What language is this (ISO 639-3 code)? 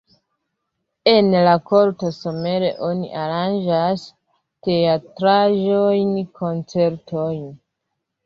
epo